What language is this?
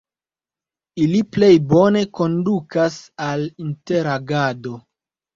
Esperanto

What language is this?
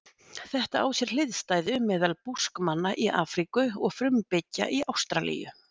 Icelandic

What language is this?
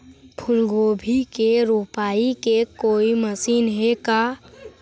Chhattisgarhi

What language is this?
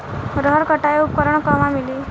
Bhojpuri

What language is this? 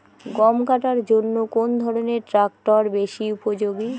Bangla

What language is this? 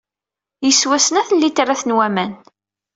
Kabyle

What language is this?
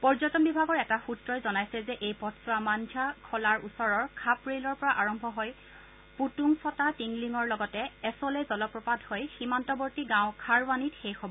Assamese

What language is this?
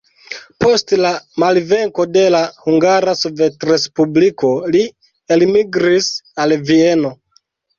Esperanto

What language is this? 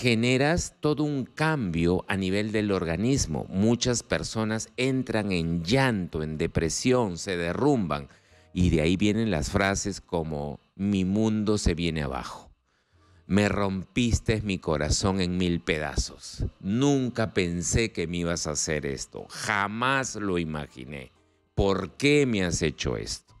Spanish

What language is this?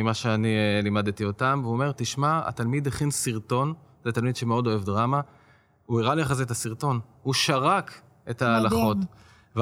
Hebrew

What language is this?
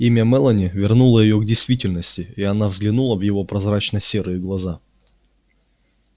Russian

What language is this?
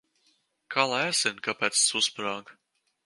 Latvian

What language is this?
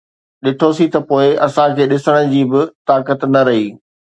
Sindhi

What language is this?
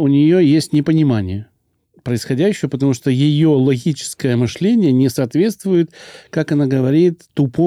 Russian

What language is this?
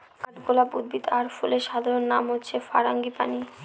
Bangla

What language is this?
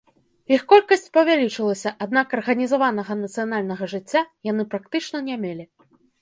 Belarusian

